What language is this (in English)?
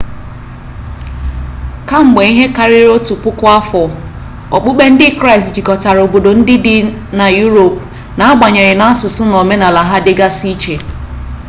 Igbo